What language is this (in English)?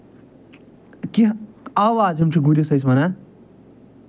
Kashmiri